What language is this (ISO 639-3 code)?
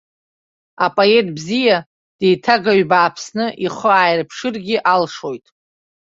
abk